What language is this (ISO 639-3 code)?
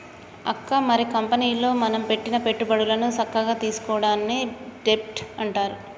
tel